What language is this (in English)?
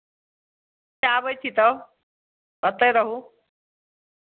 Maithili